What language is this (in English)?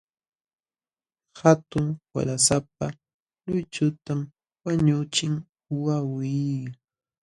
Jauja Wanca Quechua